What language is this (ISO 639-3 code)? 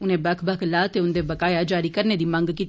doi